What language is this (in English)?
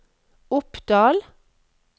Norwegian